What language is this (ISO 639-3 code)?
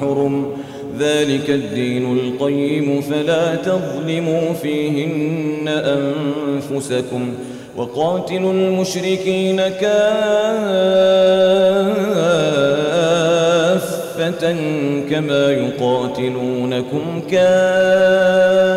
ara